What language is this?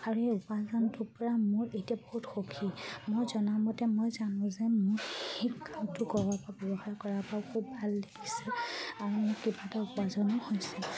Assamese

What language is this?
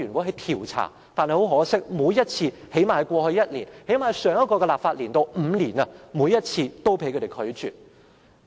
Cantonese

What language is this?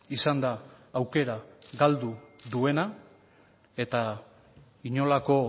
Basque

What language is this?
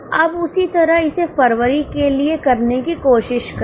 Hindi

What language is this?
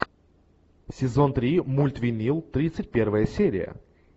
Russian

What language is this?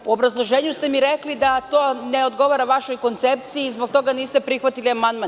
Serbian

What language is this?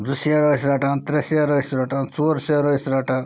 Kashmiri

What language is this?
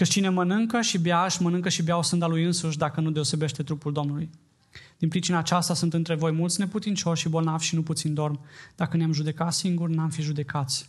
Romanian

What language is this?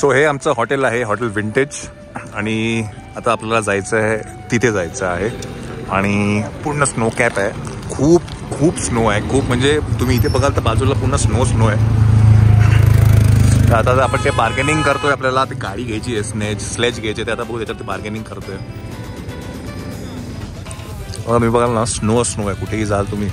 Marathi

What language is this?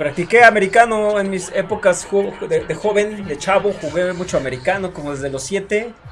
Spanish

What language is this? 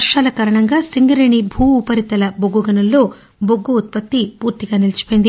Telugu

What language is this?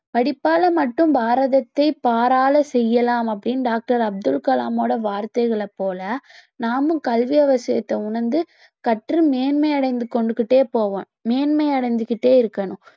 Tamil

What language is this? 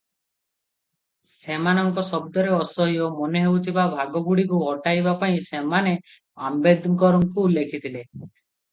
Odia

